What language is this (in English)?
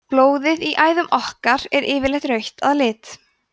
Icelandic